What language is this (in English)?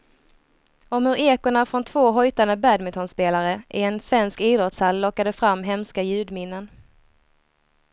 Swedish